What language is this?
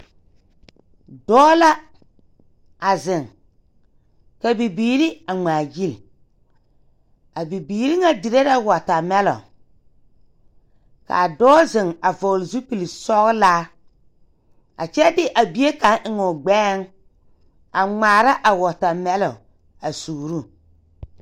Southern Dagaare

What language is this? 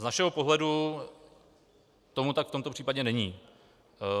Czech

